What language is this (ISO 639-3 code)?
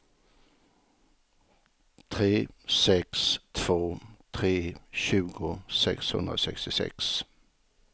swe